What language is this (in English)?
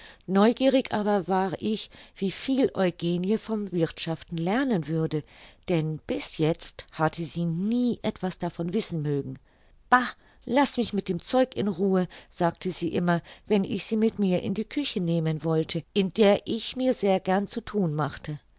German